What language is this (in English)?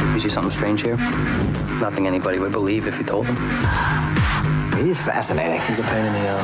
Portuguese